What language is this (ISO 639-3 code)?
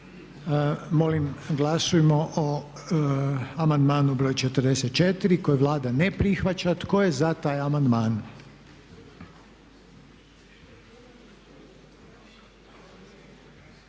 hrv